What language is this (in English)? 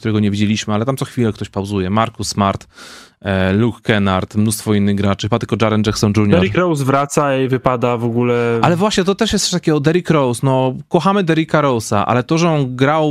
Polish